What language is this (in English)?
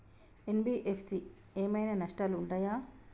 Telugu